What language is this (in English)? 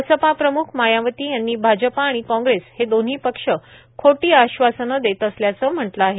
Marathi